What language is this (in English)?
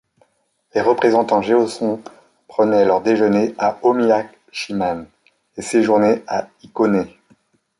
French